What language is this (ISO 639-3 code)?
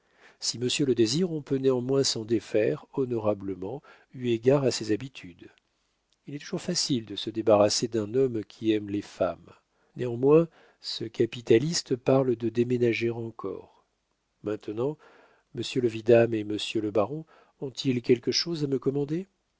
fra